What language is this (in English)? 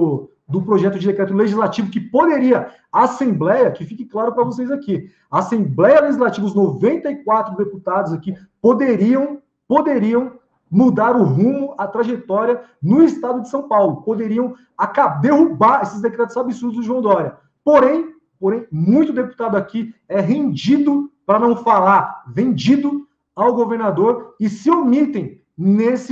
Portuguese